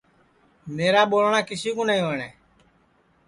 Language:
Sansi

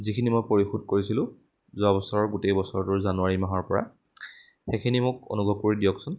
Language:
Assamese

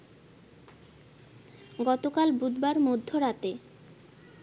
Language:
Bangla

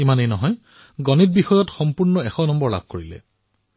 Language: Assamese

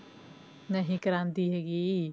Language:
Punjabi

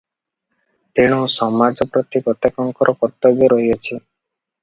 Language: Odia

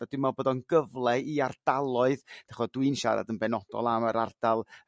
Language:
Welsh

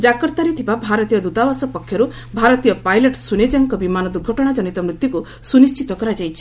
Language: Odia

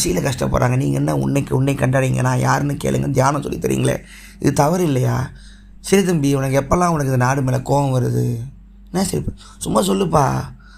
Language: Tamil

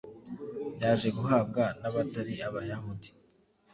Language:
Kinyarwanda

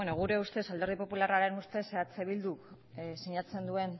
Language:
Basque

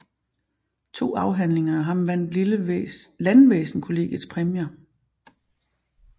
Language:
Danish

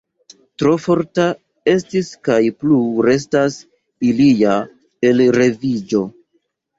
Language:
Esperanto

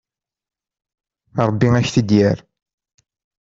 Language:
Kabyle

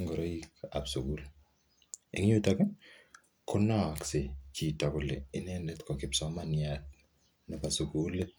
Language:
Kalenjin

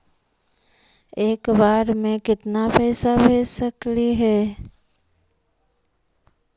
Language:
Magahi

